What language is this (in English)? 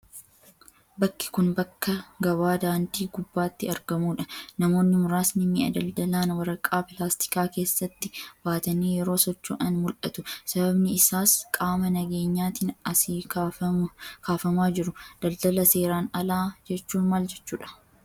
Oromo